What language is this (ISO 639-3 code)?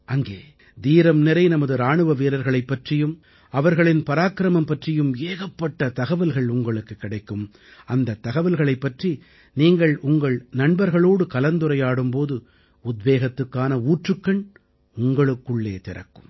tam